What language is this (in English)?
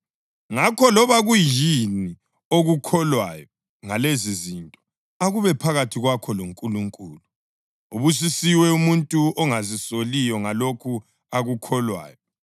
North Ndebele